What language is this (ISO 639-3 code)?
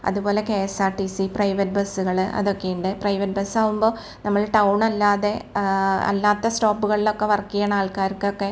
mal